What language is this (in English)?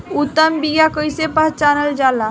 Bhojpuri